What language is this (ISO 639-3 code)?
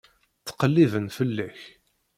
kab